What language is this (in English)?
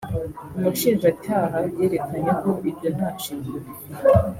Kinyarwanda